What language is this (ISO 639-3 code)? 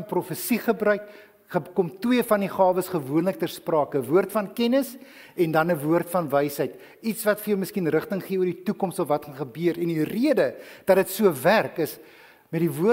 nld